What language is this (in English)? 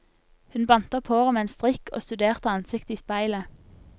Norwegian